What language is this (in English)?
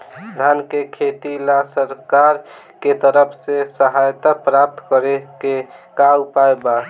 Bhojpuri